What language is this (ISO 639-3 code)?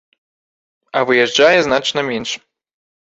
bel